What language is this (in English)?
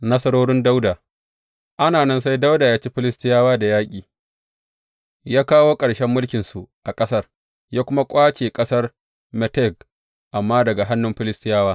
Hausa